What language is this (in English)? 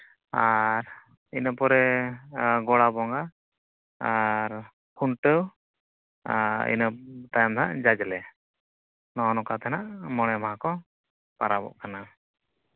Santali